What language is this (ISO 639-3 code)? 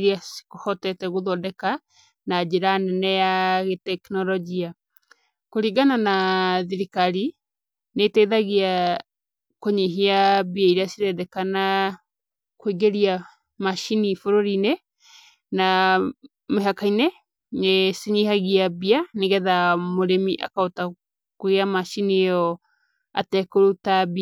kik